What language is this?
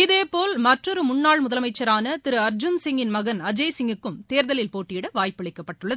Tamil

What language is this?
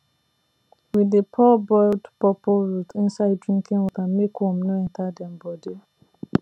Nigerian Pidgin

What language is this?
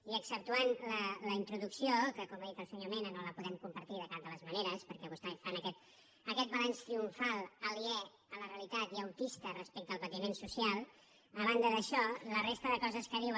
Catalan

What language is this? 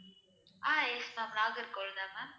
Tamil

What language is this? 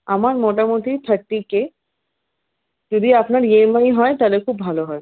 Bangla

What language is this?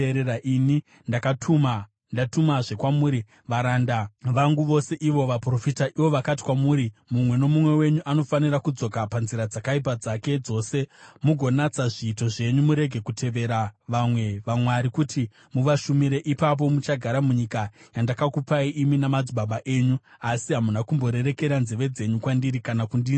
Shona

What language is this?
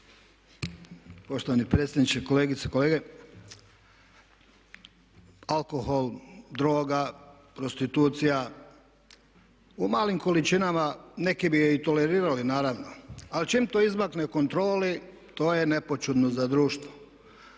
Croatian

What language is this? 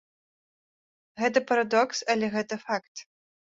Belarusian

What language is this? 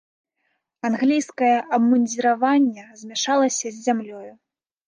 Belarusian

